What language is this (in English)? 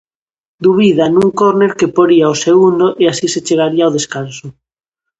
Galician